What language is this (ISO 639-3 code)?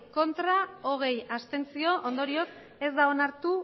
eus